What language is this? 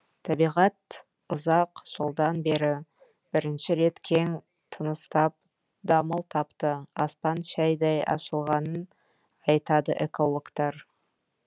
Kazakh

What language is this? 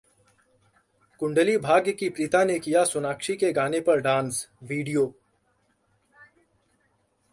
Hindi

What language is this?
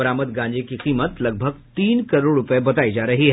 Hindi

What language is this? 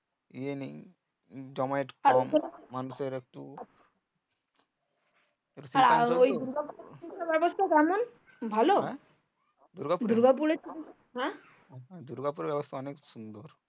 Bangla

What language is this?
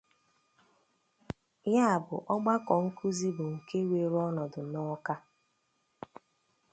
Igbo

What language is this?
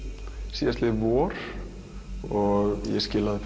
Icelandic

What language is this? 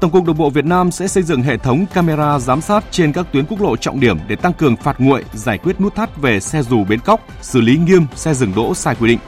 Vietnamese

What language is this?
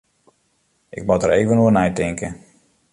Western Frisian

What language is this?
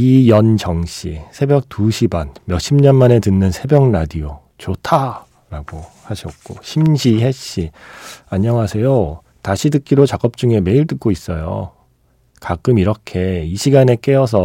Korean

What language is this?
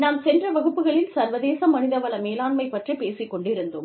Tamil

